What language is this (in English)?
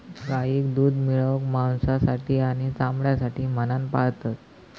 Marathi